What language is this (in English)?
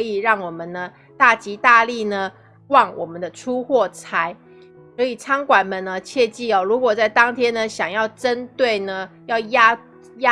Chinese